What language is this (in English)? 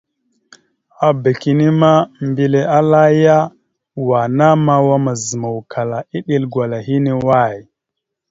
Mada (Cameroon)